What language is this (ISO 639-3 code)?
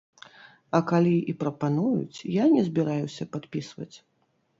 bel